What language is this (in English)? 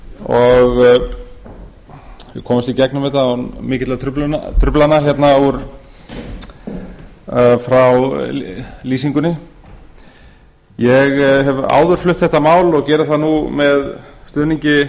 Icelandic